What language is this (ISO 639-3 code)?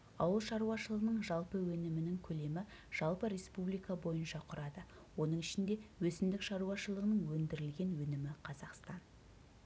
kaz